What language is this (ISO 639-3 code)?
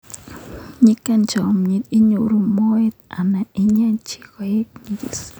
kln